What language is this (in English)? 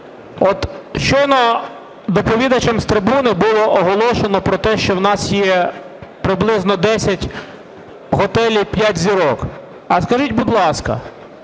Ukrainian